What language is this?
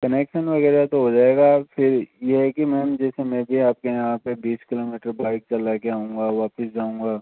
Hindi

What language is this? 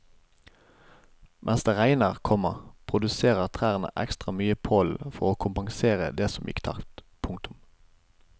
Norwegian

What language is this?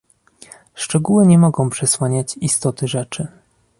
Polish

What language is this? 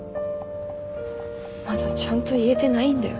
Japanese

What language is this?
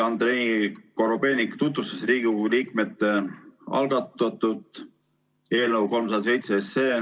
Estonian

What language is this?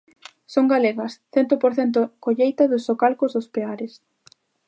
Galician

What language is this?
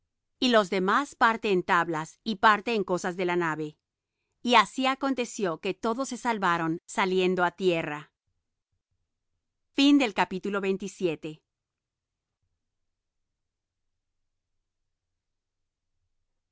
Spanish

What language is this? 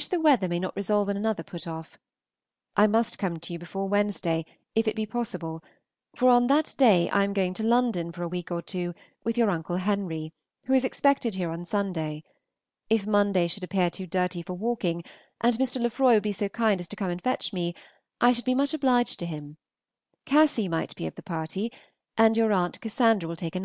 English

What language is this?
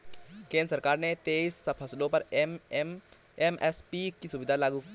Hindi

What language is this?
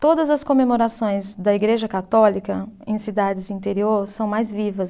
Portuguese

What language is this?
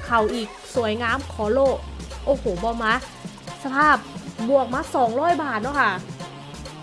Thai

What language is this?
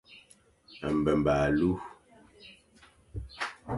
Fang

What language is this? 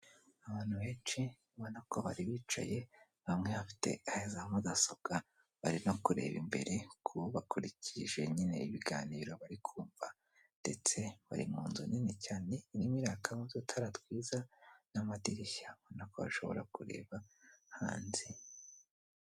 Kinyarwanda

